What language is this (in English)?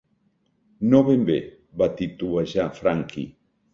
Catalan